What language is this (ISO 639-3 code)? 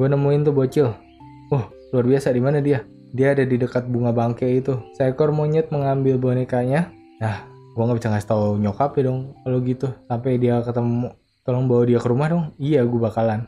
ind